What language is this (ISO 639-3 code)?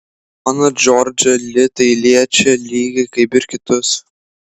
lit